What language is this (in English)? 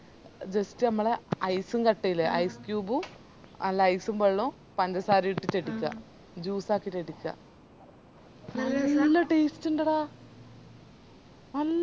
Malayalam